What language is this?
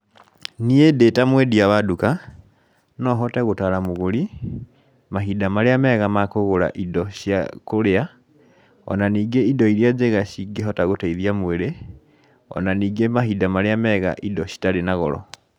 Kikuyu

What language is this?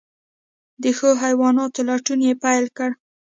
Pashto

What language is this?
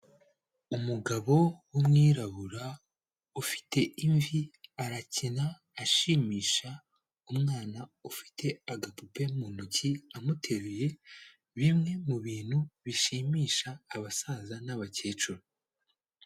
Kinyarwanda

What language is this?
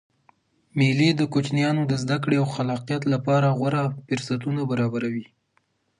Pashto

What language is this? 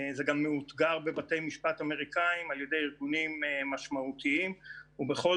Hebrew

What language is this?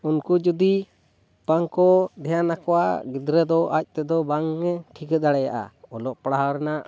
Santali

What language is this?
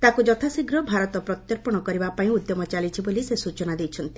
Odia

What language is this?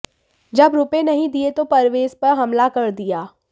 Hindi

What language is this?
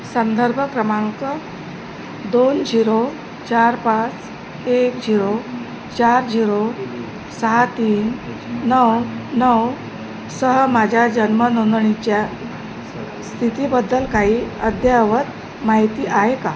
Marathi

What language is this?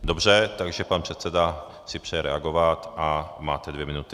Czech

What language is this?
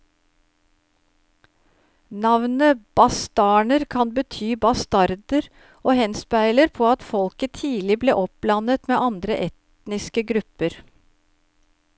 Norwegian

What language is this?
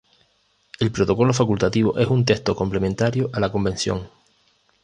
Spanish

